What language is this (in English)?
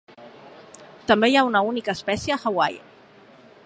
Catalan